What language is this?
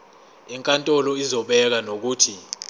Zulu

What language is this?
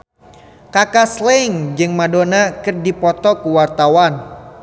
Sundanese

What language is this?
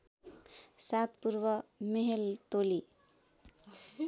Nepali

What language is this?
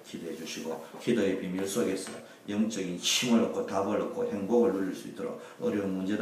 Korean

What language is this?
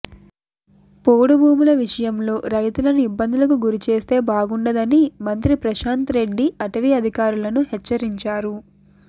Telugu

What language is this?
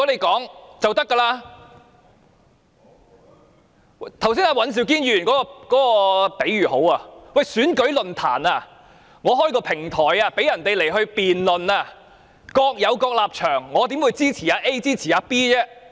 Cantonese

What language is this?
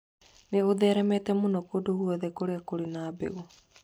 Kikuyu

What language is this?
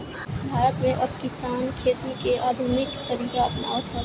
Bhojpuri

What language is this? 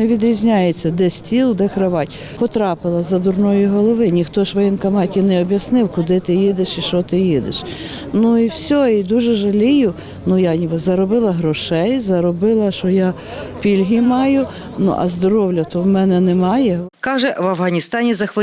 Ukrainian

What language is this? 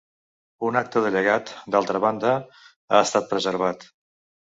Catalan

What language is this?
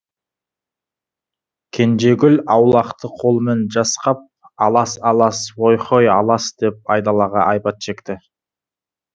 Kazakh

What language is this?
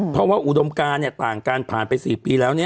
Thai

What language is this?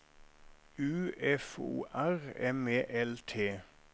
Norwegian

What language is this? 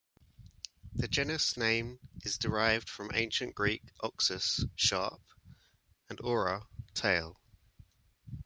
English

